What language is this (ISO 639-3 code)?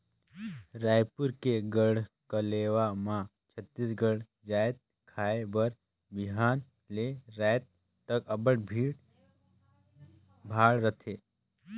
hne